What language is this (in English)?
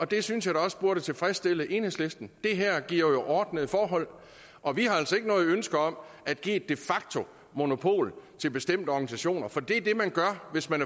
Danish